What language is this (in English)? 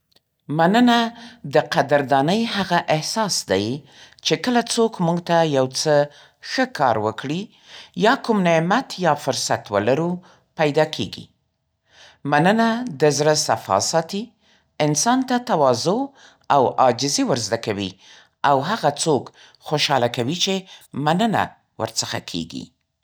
Central Pashto